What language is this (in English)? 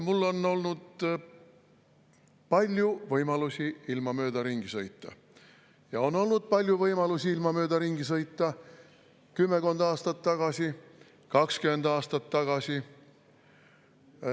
Estonian